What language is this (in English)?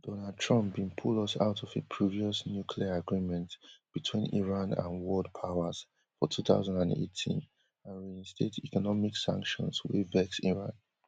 Nigerian Pidgin